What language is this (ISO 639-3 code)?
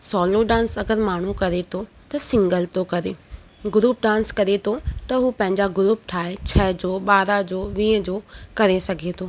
snd